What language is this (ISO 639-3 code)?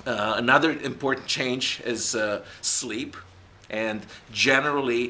eng